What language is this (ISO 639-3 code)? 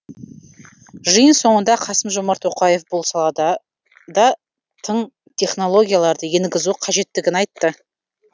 kaz